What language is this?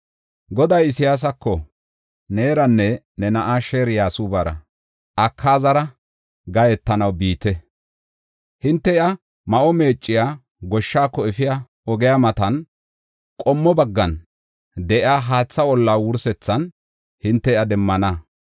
Gofa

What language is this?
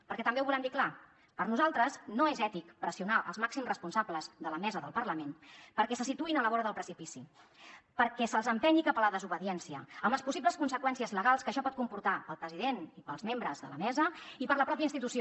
Catalan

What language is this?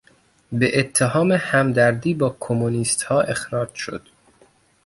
Persian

